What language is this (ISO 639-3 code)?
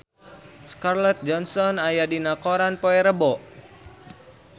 sun